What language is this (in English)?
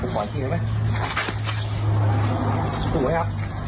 Thai